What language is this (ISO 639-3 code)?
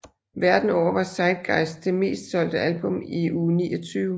dan